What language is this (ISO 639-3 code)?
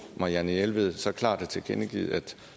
dan